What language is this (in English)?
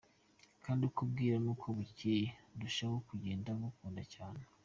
Kinyarwanda